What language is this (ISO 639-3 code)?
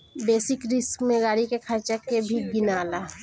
bho